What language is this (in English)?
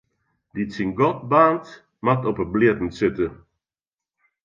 Western Frisian